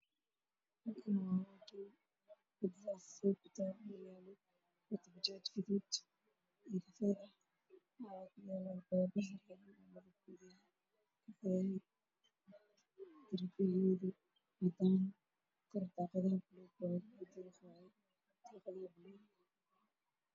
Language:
Somali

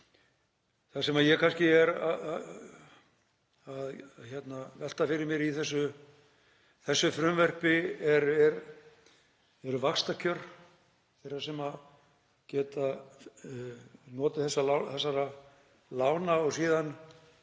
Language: Icelandic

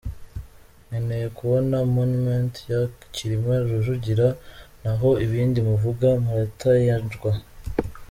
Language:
Kinyarwanda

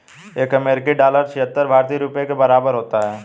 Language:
Hindi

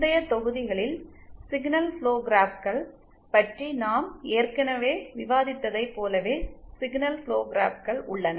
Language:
Tamil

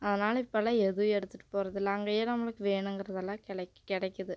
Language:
Tamil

